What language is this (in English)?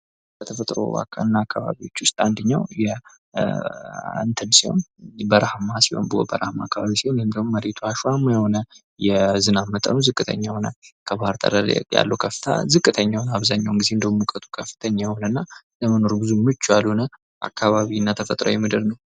Amharic